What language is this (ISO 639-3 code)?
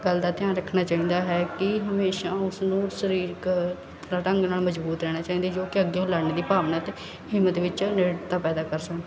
pan